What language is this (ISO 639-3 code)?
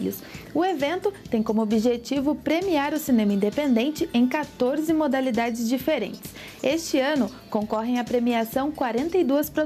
por